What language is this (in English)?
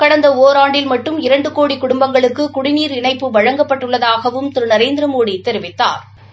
Tamil